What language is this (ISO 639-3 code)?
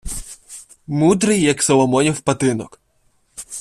ukr